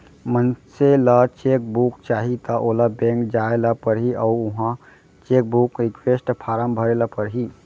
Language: Chhattisgarhi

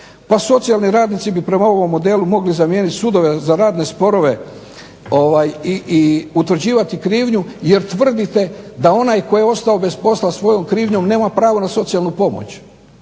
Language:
Croatian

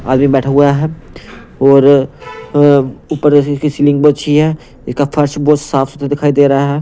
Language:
Hindi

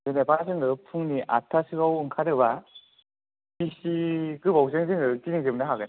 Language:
Bodo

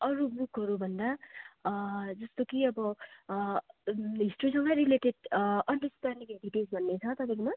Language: Nepali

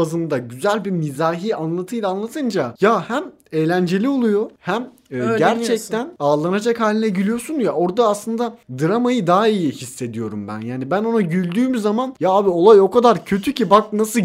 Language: Turkish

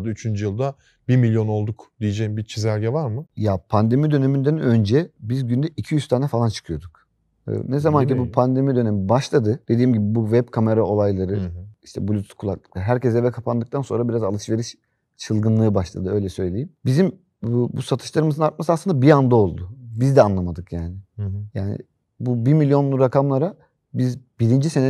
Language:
Turkish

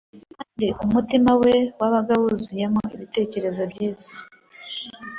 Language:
Kinyarwanda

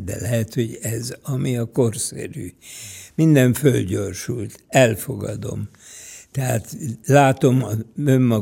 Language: Hungarian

